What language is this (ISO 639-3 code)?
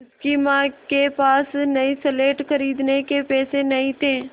hin